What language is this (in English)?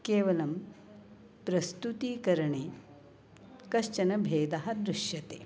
Sanskrit